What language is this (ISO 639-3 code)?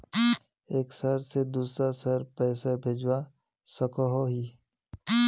mag